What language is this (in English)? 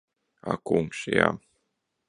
Latvian